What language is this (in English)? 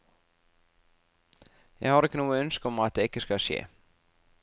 Norwegian